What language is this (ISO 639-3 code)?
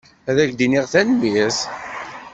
kab